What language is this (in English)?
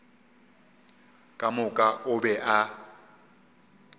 Northern Sotho